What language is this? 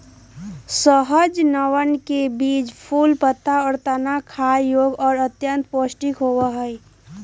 Magahi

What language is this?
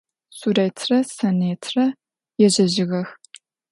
Adyghe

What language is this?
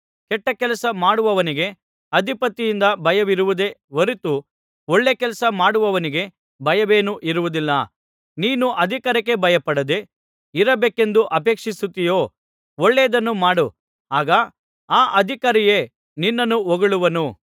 Kannada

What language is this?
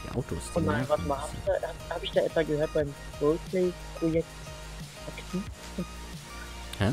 German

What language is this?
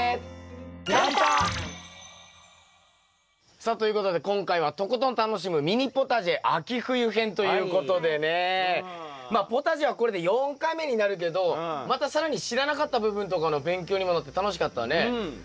Japanese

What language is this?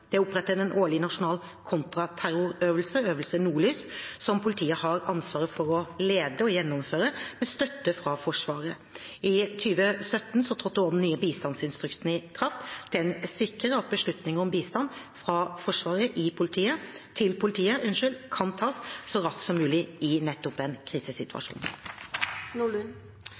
Norwegian Bokmål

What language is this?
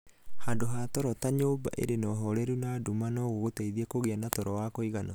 Kikuyu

